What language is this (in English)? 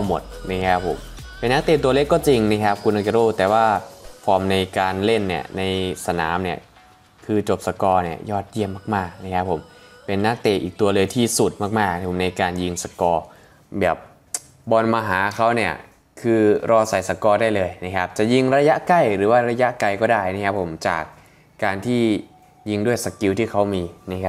Thai